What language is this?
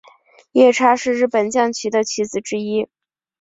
Chinese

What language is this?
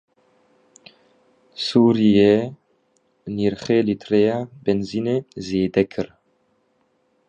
Kurdish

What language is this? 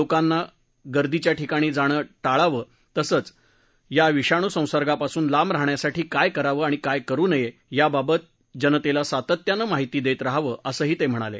Marathi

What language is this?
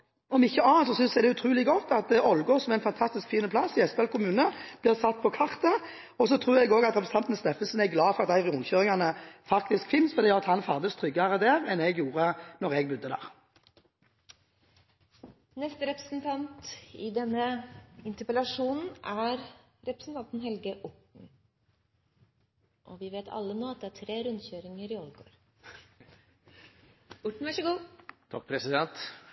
Norwegian Bokmål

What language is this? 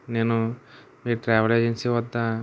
Telugu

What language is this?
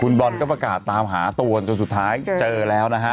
Thai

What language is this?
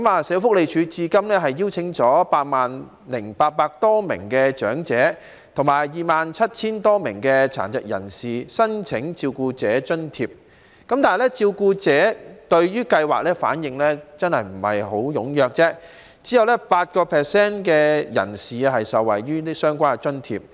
Cantonese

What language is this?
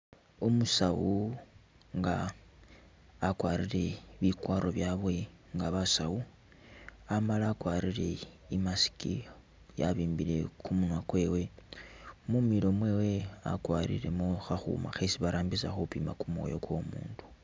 Masaaba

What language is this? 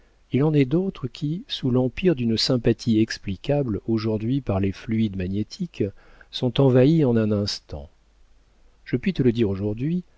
French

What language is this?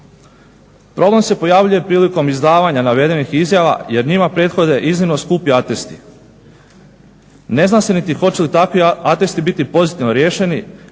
Croatian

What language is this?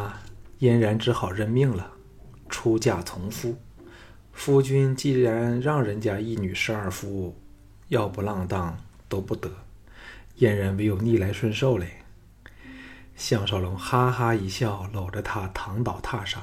Chinese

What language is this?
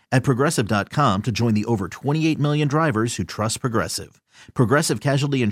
English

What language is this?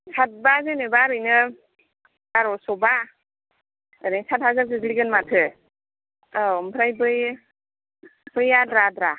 Bodo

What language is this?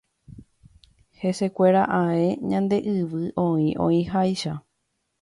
Guarani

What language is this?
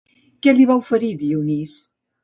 Catalan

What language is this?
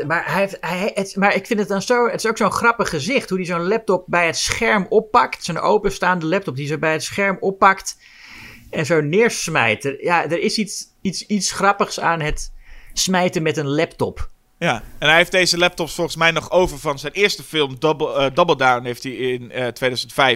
Dutch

